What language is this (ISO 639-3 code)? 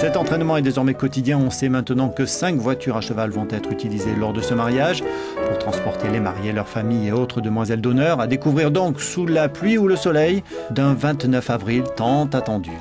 fra